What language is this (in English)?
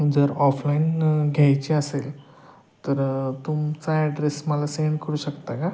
Marathi